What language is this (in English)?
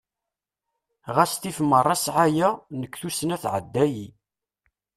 Kabyle